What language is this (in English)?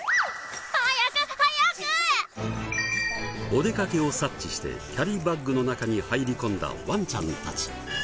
Japanese